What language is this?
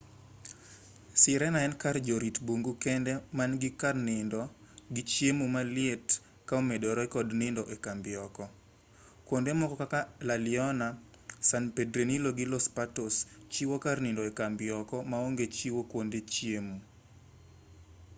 Luo (Kenya and Tanzania)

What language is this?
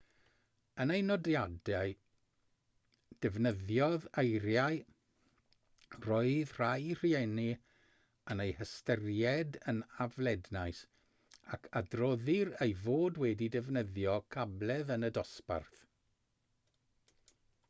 Welsh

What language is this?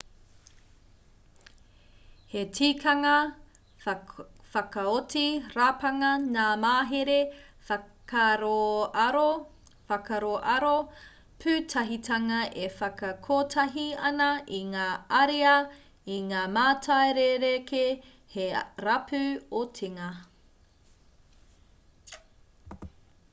Māori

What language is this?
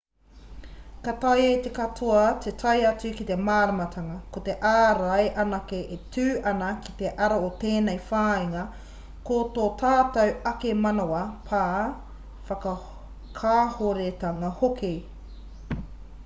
Māori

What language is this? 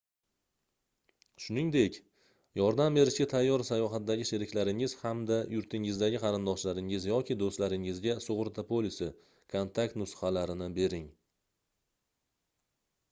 Uzbek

